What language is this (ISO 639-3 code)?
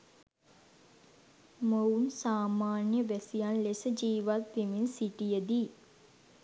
sin